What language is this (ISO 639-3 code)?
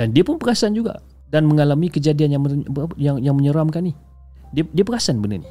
msa